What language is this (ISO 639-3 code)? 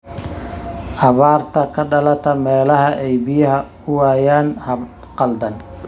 som